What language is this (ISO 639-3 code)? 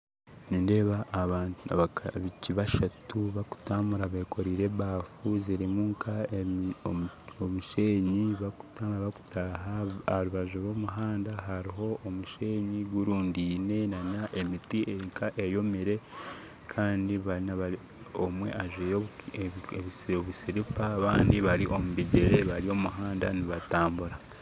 nyn